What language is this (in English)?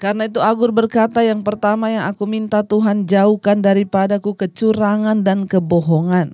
Indonesian